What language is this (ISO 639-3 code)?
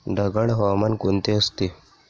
mar